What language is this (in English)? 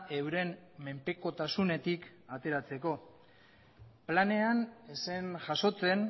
Basque